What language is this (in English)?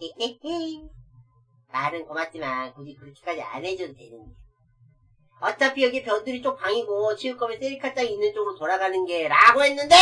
Korean